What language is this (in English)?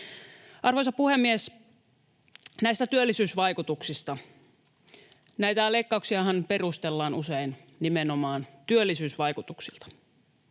Finnish